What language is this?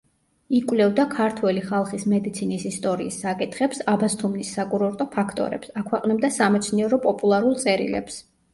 Georgian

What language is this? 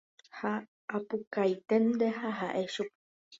Guarani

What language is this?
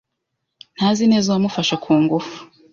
Kinyarwanda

